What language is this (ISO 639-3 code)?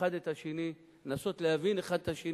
heb